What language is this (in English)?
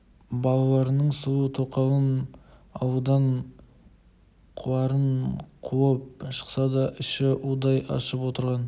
Kazakh